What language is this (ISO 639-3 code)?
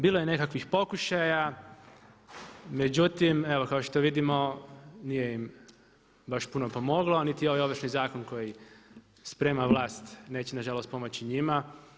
hrv